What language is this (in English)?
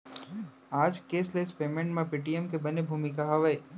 Chhattisgarhi